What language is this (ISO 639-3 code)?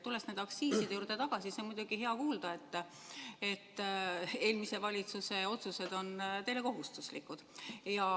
est